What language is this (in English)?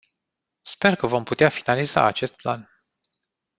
Romanian